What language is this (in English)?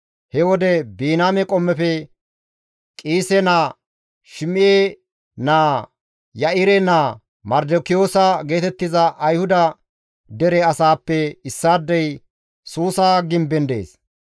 Gamo